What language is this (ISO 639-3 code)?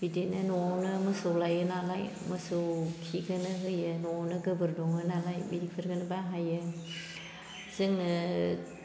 brx